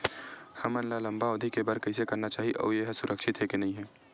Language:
Chhattisgarhi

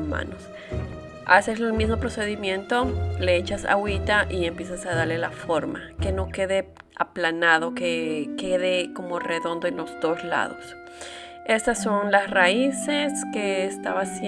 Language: Spanish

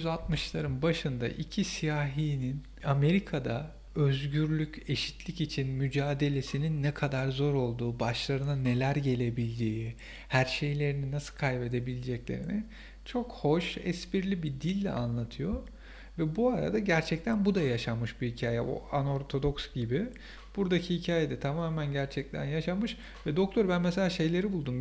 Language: Turkish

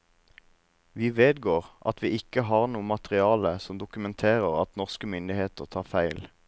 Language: Norwegian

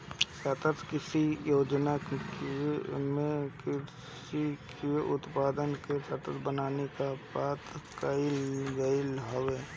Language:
Bhojpuri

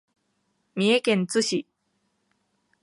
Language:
Japanese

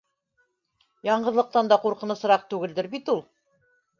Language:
Bashkir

